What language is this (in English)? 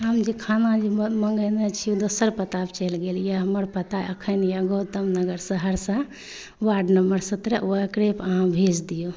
Maithili